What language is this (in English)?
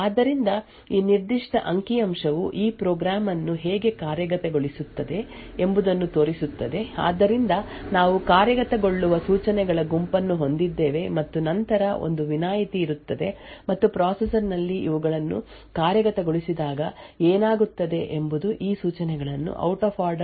Kannada